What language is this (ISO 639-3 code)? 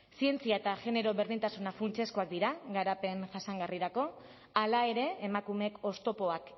eus